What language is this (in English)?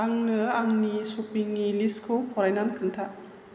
Bodo